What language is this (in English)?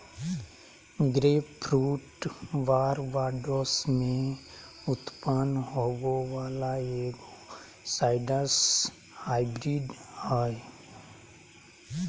Magahi